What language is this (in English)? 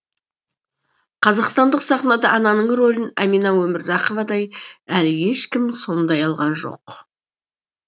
Kazakh